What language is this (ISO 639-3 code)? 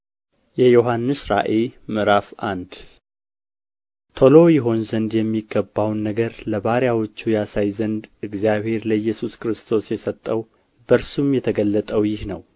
amh